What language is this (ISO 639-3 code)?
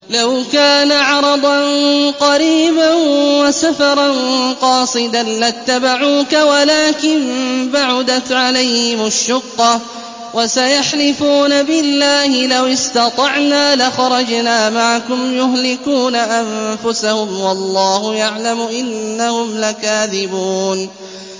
ara